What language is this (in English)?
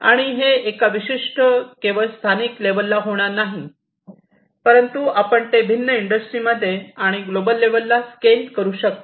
Marathi